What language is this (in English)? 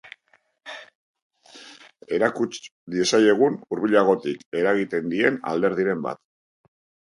Basque